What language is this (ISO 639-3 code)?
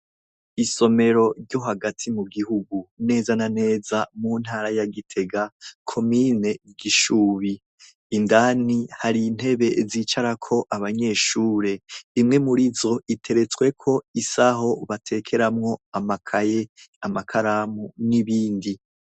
run